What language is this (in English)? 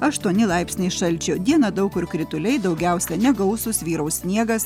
Lithuanian